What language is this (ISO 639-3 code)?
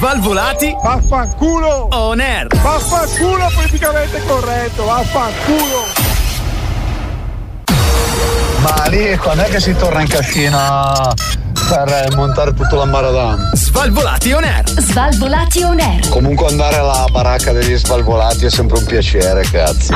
ita